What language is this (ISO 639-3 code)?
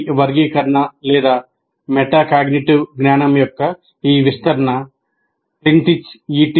tel